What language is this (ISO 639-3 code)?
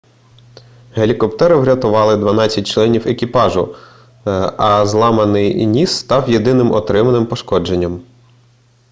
ukr